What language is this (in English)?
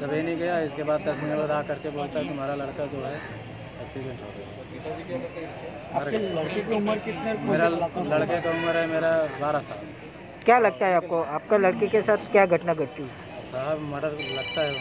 Hindi